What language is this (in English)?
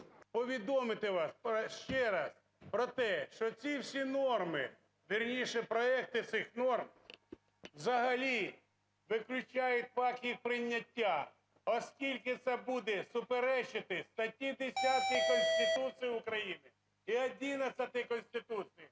Ukrainian